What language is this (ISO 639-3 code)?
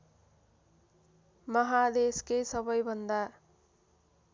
nep